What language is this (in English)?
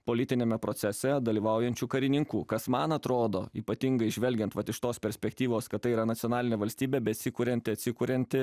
Lithuanian